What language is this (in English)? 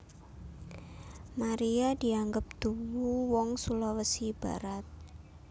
Javanese